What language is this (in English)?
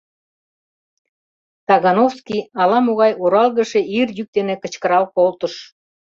Mari